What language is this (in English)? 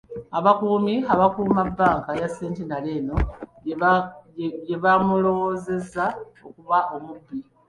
Ganda